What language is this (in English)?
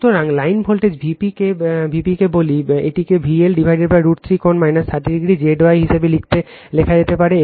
Bangla